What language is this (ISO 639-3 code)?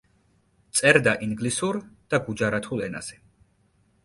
kat